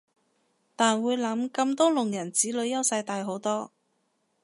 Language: Cantonese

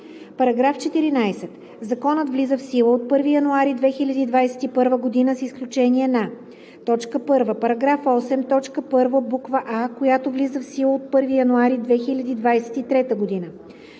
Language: Bulgarian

